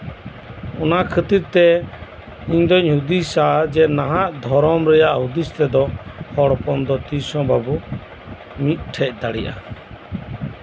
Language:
Santali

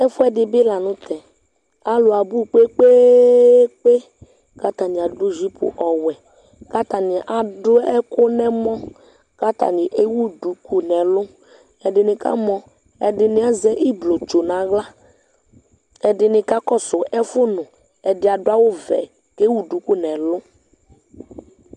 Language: Ikposo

